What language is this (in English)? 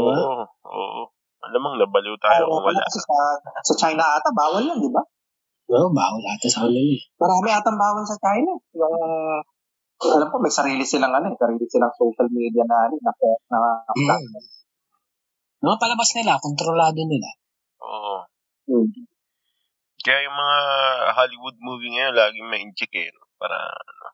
Filipino